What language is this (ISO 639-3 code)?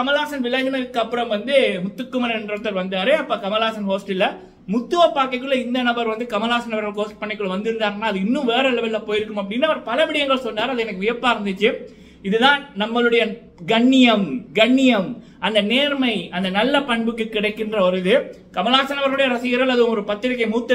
tam